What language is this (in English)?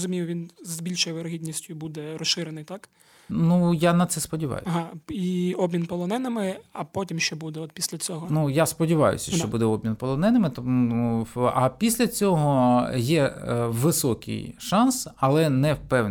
Ukrainian